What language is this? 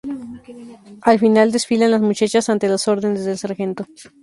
Spanish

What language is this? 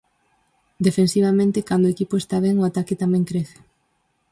Galician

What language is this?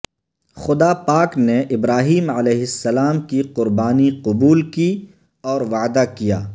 Urdu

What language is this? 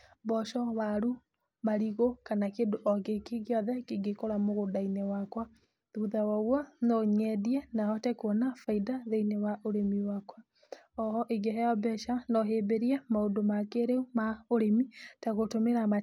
Kikuyu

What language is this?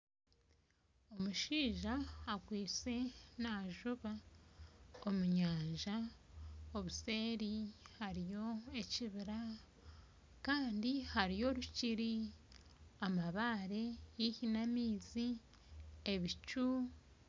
Nyankole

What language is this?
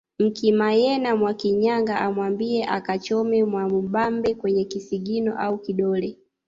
Swahili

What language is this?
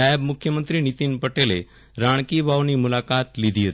Gujarati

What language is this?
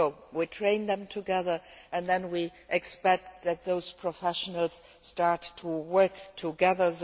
English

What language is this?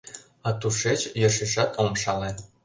Mari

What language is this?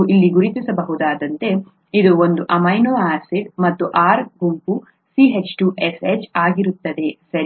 Kannada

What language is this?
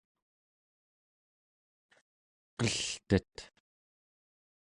Central Yupik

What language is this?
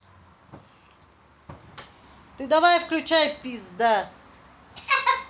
Russian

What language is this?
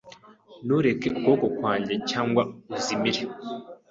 Kinyarwanda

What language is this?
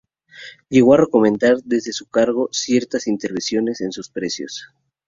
Spanish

